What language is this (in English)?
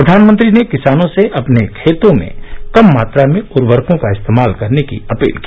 Hindi